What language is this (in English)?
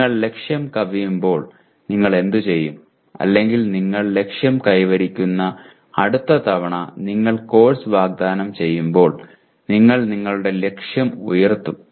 Malayalam